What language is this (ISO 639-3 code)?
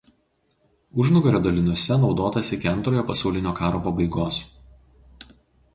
lit